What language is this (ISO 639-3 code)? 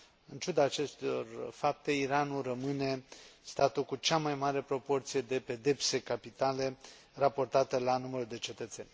ron